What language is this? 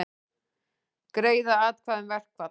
Icelandic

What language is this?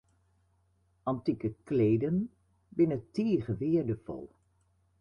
Western Frisian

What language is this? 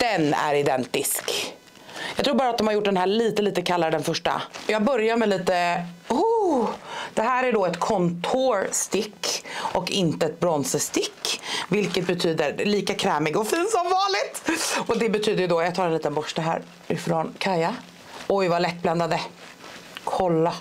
Swedish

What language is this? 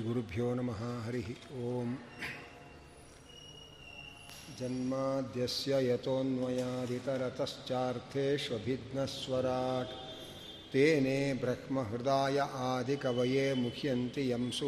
Kannada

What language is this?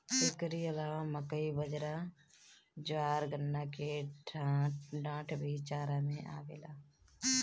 Bhojpuri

